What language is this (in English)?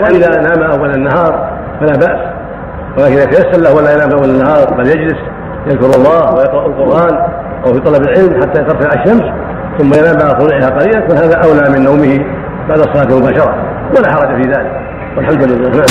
Arabic